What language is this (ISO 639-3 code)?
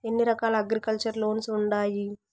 tel